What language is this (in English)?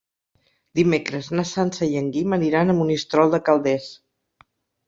Catalan